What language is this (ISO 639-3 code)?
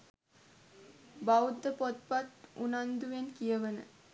sin